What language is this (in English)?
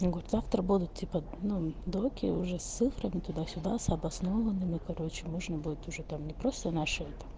Russian